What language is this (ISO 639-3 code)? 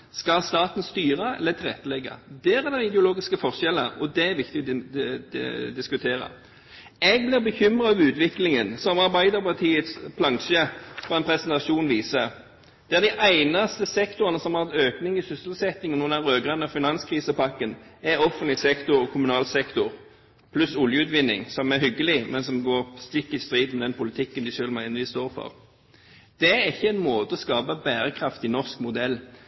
nob